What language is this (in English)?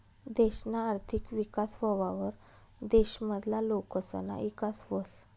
Marathi